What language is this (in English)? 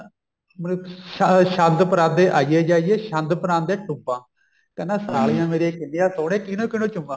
Punjabi